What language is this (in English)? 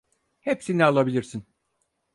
Turkish